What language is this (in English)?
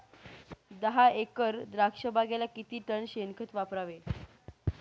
Marathi